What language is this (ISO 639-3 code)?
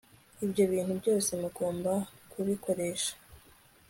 kin